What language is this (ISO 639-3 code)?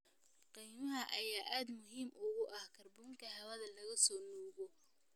som